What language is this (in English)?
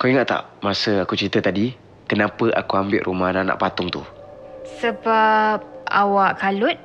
Malay